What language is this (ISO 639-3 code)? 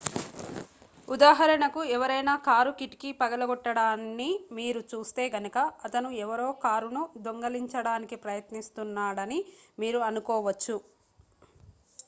tel